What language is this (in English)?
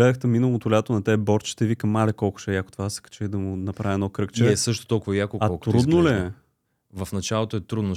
Bulgarian